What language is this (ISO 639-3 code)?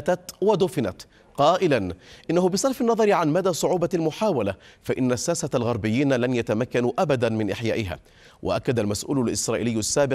ara